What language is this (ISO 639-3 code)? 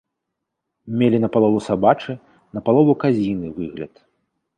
bel